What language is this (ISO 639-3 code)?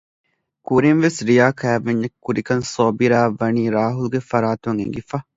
div